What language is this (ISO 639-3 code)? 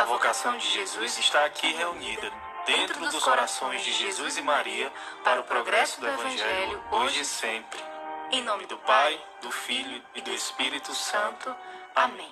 por